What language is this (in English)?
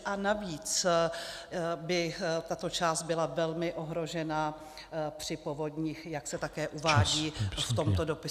Czech